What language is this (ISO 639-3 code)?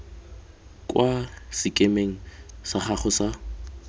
tsn